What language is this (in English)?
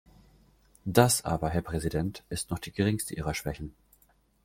German